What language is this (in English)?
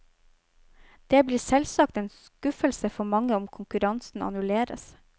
Norwegian